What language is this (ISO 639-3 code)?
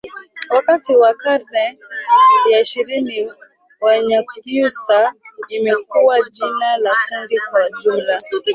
swa